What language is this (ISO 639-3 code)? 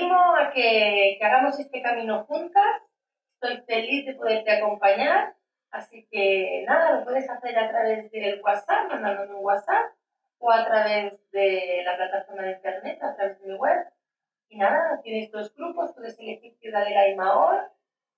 spa